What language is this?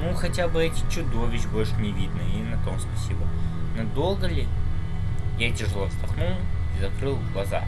Russian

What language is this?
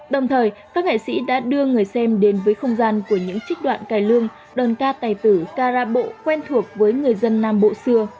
Vietnamese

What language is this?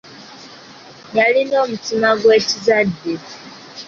Ganda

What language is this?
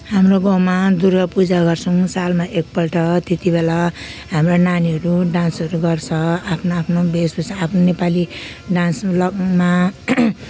Nepali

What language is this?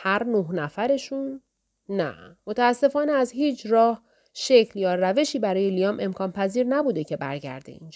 Persian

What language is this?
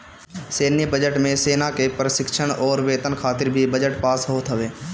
Bhojpuri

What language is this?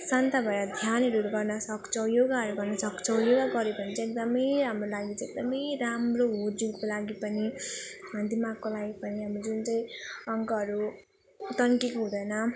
Nepali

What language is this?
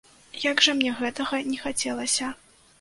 Belarusian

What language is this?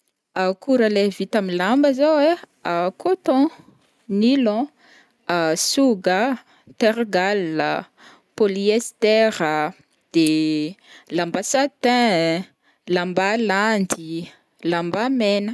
Northern Betsimisaraka Malagasy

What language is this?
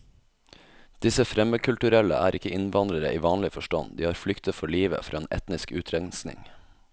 Norwegian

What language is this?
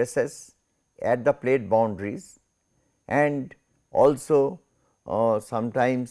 English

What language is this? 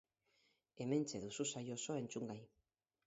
Basque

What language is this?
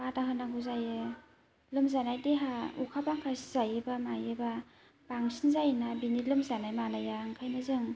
Bodo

